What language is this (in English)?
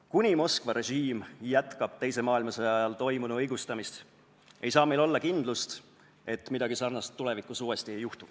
Estonian